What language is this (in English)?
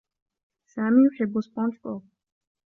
Arabic